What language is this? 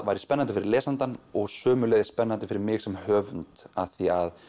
Icelandic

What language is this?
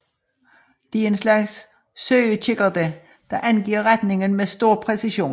Danish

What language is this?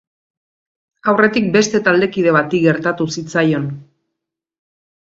Basque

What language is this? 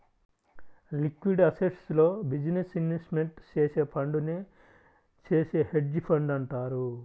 Telugu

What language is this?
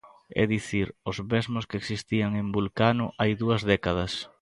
Galician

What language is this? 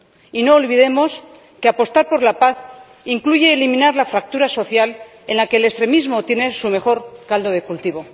Spanish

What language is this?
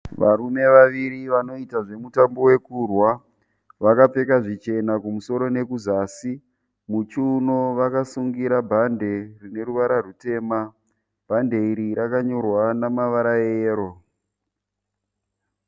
Shona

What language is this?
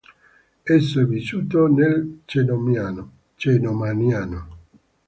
Italian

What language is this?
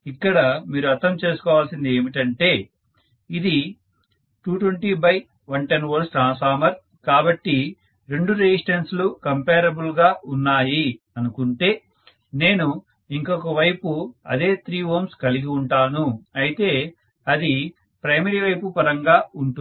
Telugu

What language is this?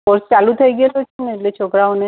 Gujarati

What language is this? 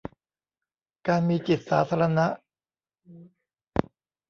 Thai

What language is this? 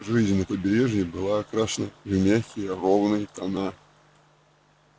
Russian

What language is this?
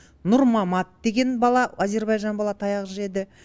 Kazakh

